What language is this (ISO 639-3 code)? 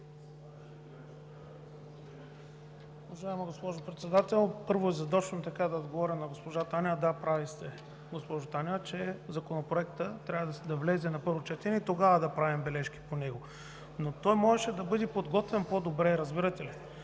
bul